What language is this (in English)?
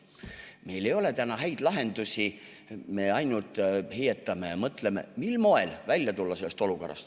Estonian